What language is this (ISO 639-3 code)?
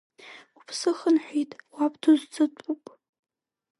abk